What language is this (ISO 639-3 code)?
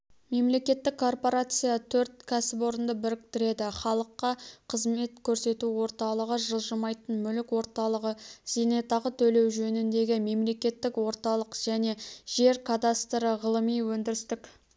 kaz